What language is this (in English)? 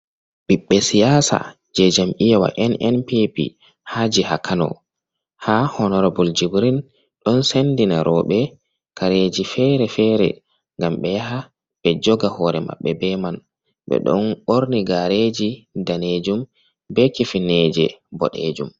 Fula